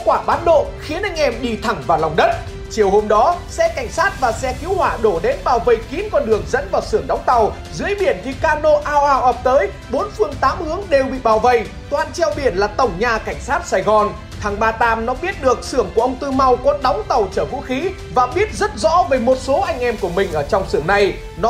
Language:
Vietnamese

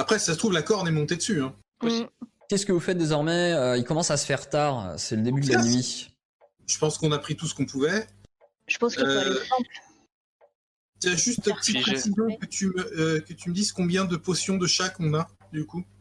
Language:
French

